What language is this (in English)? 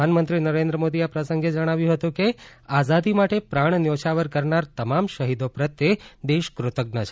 Gujarati